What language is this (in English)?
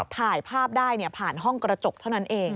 Thai